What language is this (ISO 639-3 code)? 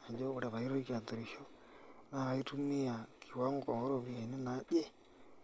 mas